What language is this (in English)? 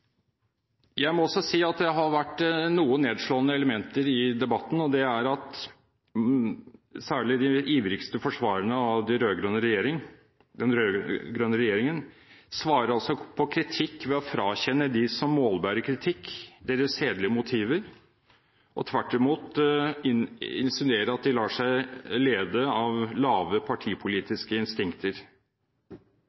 Norwegian Bokmål